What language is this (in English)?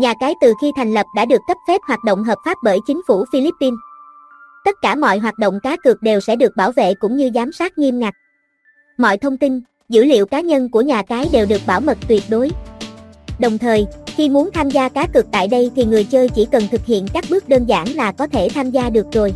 Vietnamese